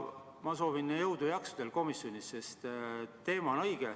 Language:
Estonian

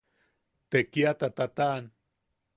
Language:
Yaqui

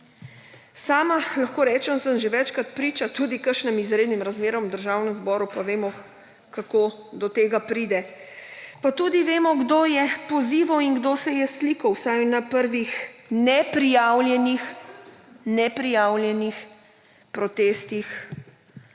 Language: Slovenian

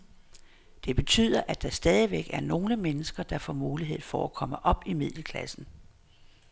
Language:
Danish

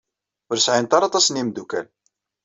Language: Kabyle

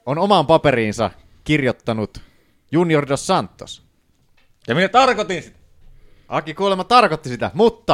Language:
Finnish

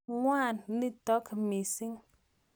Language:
Kalenjin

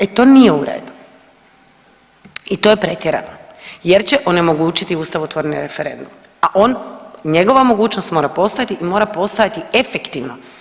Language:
Croatian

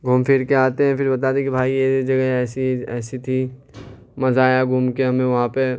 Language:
Urdu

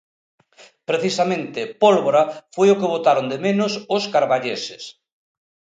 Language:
Galician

